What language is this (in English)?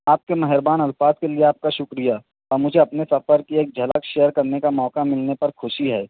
Urdu